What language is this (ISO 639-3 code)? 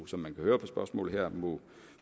dan